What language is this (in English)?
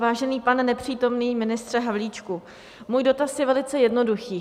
Czech